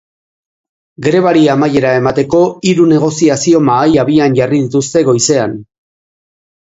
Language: Basque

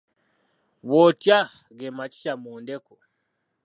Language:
Ganda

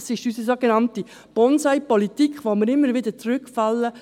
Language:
Swiss German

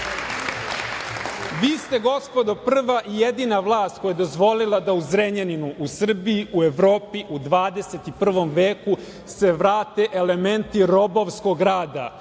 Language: Serbian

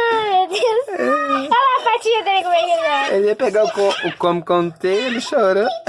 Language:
Portuguese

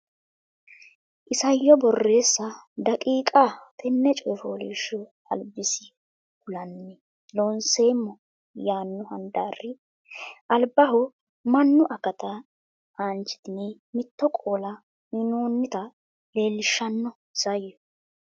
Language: Sidamo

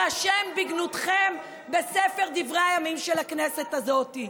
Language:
Hebrew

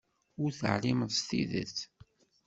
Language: Kabyle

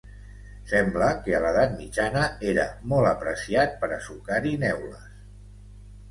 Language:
Catalan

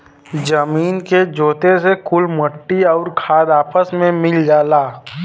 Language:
Bhojpuri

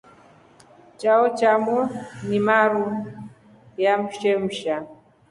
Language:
Rombo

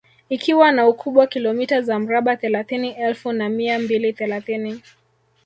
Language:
Swahili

